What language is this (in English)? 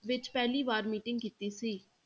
Punjabi